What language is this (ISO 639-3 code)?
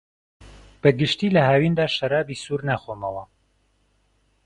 ckb